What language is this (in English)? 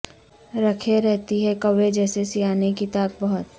Urdu